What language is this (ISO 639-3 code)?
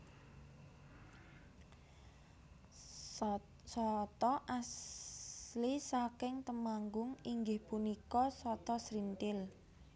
jav